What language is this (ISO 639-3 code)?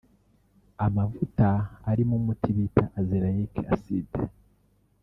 kin